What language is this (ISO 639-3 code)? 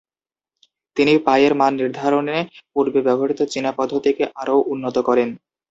ben